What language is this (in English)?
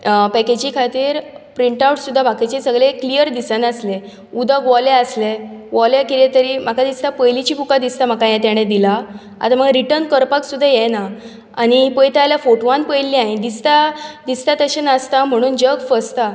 Konkani